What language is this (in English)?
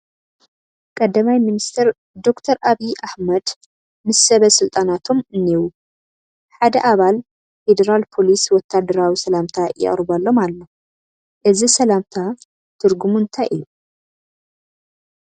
Tigrinya